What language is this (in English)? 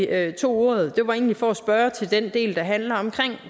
Danish